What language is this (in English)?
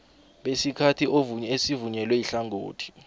South Ndebele